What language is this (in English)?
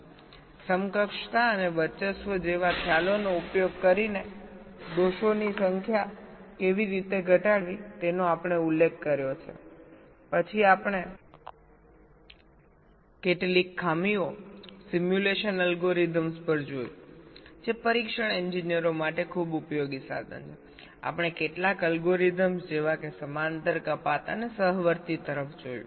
Gujarati